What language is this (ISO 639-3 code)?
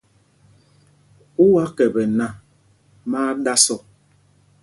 mgg